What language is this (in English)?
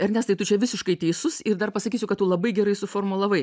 Lithuanian